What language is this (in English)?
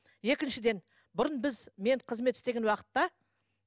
Kazakh